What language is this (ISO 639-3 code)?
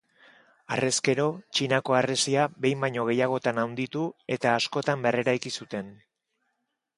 eus